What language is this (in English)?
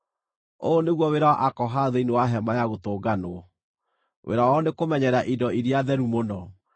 Kikuyu